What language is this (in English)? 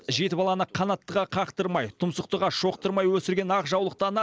Kazakh